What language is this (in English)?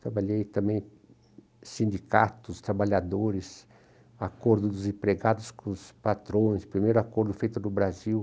Portuguese